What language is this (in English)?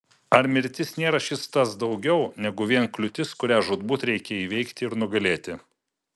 Lithuanian